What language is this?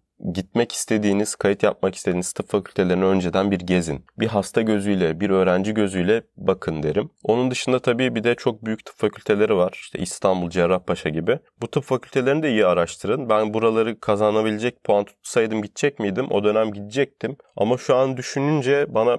Turkish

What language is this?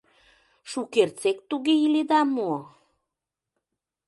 Mari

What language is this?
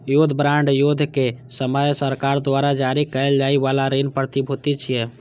Maithili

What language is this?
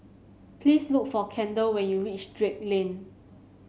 English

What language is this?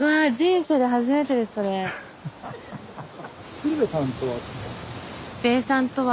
Japanese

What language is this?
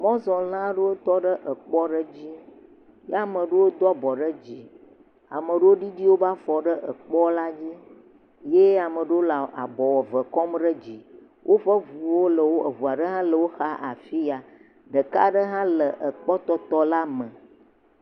Ewe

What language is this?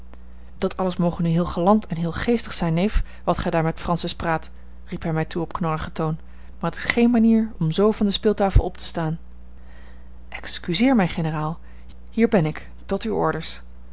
Dutch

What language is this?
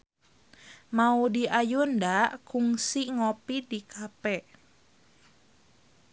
Sundanese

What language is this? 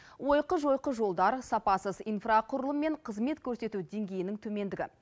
Kazakh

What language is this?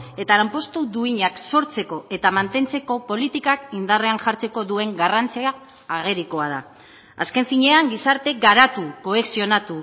Basque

